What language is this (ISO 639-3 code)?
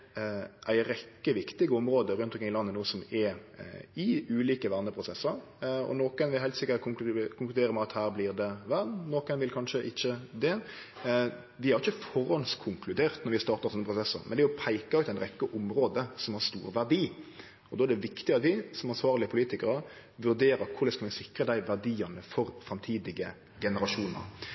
nno